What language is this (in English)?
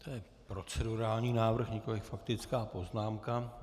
Czech